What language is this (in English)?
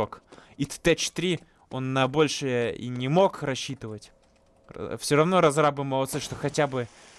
Russian